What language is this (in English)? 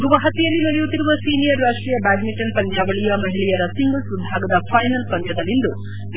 Kannada